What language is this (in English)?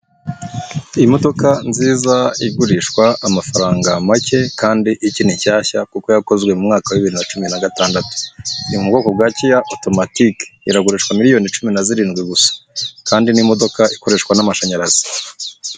Kinyarwanda